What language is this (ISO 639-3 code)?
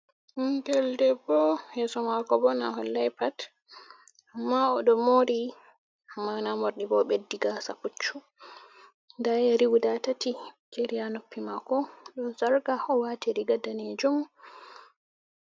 ful